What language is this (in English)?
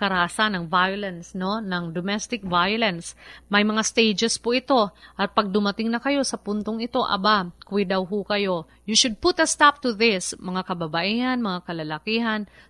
Filipino